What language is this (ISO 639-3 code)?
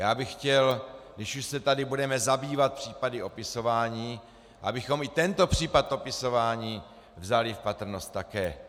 ces